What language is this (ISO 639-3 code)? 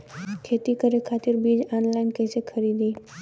bho